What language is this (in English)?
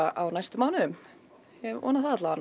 Icelandic